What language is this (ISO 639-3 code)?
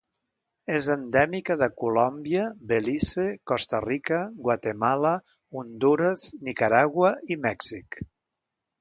cat